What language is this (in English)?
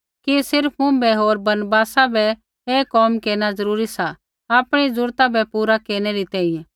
Kullu Pahari